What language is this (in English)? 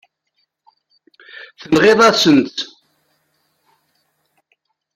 Kabyle